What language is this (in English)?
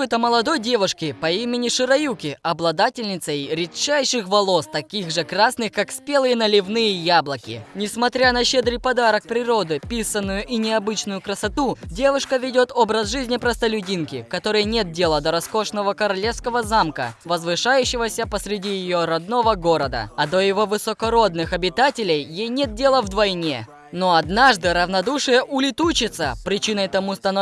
Russian